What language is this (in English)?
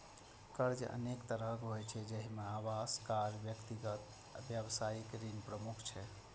Maithili